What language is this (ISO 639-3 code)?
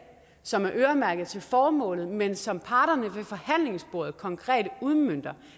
dan